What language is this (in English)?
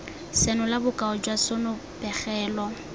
Tswana